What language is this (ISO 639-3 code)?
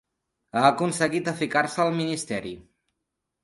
cat